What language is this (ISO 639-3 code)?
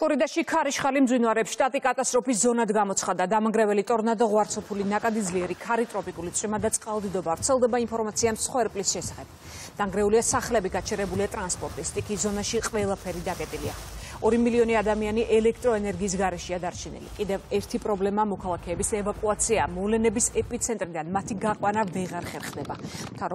ron